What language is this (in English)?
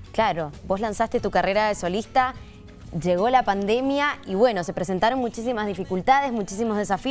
Spanish